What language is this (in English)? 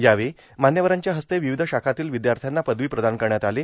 Marathi